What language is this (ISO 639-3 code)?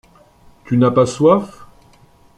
fra